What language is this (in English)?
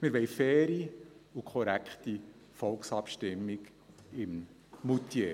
Swiss German